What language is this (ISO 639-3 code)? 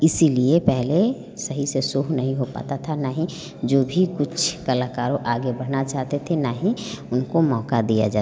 hin